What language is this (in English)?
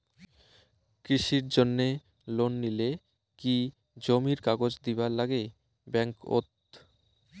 Bangla